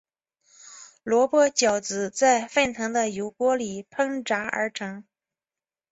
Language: Chinese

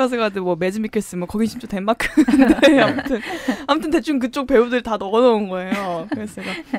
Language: Korean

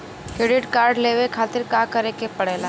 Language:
Bhojpuri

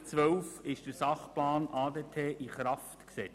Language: Swiss German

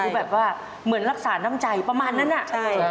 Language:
Thai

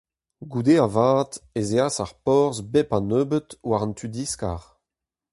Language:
Breton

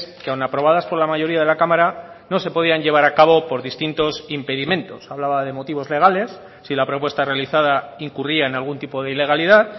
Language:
Spanish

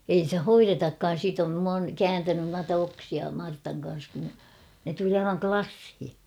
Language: Finnish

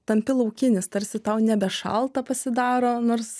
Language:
Lithuanian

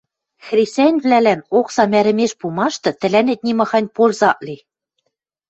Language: Western Mari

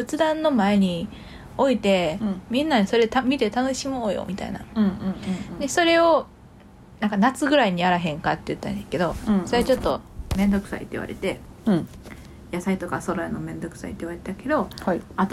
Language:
Japanese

